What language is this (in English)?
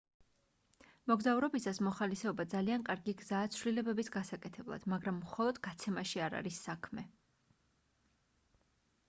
Georgian